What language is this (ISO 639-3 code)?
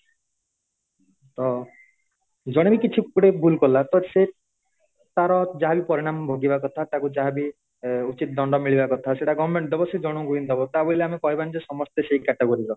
ori